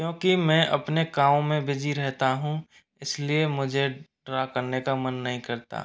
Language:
Hindi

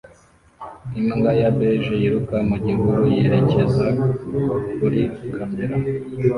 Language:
Kinyarwanda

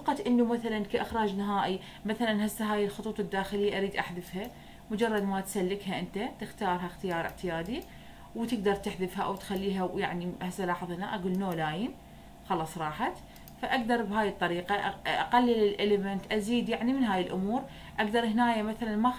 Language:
Arabic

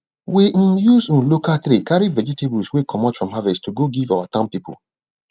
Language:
Nigerian Pidgin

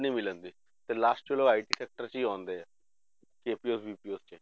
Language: Punjabi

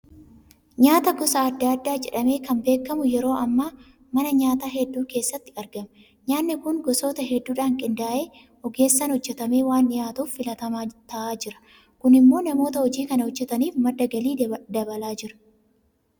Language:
Oromo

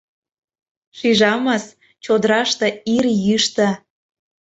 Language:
Mari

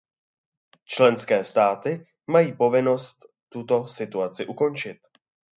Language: Czech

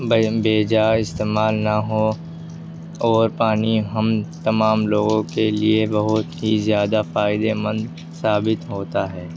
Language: Urdu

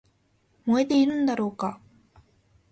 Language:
Japanese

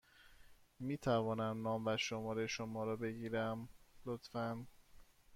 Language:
Persian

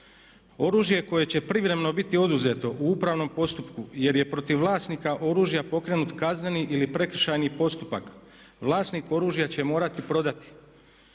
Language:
Croatian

